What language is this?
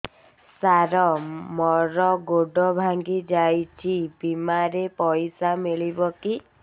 Odia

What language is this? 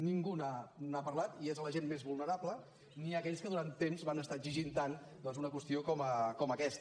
Catalan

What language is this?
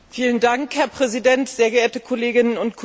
German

